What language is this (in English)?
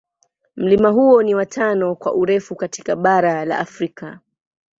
Swahili